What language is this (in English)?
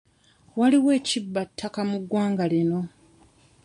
Ganda